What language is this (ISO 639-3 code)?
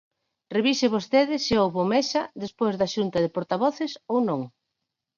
glg